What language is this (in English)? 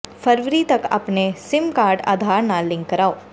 Punjabi